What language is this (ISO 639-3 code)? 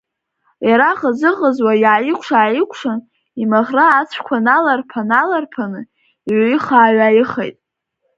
abk